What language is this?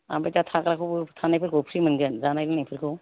Bodo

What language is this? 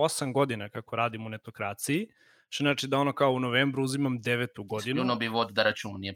Croatian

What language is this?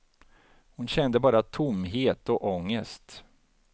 Swedish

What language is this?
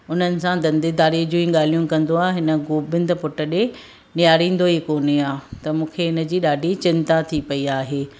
Sindhi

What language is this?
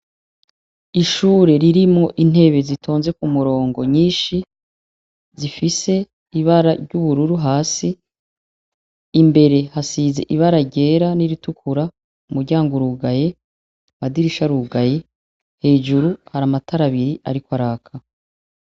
Rundi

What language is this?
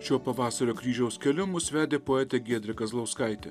Lithuanian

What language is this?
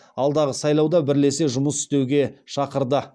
Kazakh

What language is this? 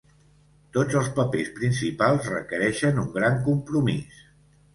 Catalan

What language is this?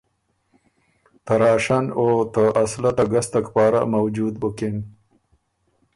Ormuri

